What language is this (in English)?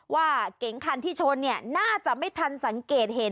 Thai